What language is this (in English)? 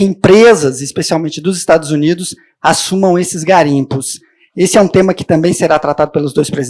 Portuguese